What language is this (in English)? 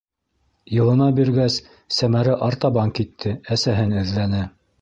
Bashkir